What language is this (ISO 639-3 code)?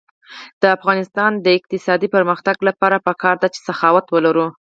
pus